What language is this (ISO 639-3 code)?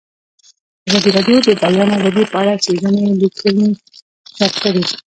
pus